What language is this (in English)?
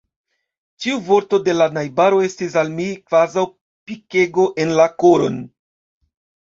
Esperanto